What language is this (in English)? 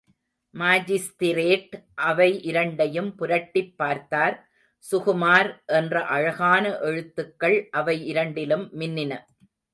Tamil